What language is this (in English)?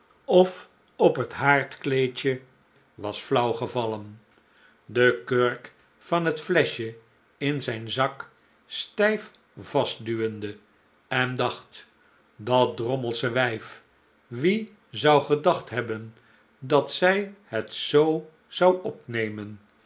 Dutch